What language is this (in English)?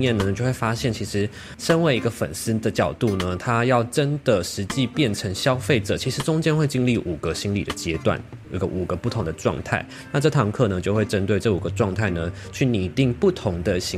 Chinese